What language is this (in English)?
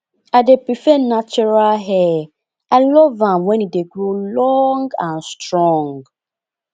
Nigerian Pidgin